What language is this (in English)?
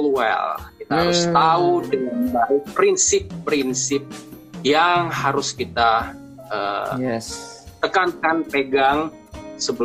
Indonesian